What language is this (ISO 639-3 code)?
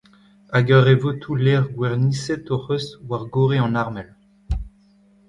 bre